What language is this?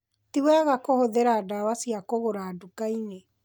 Kikuyu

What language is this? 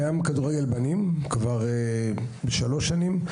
Hebrew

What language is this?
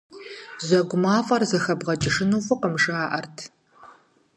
Kabardian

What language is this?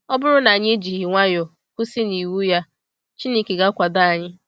Igbo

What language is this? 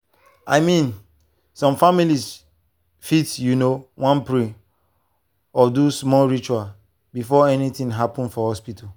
Nigerian Pidgin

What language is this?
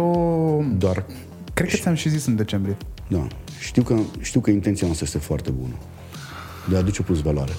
Romanian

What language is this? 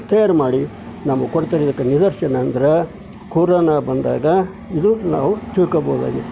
Kannada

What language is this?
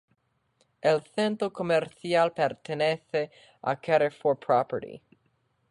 Spanish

